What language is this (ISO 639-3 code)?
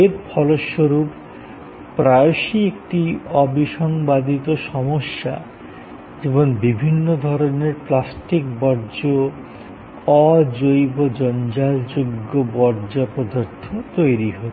ben